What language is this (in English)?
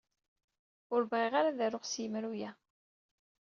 Kabyle